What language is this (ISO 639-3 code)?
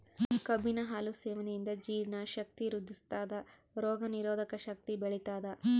kan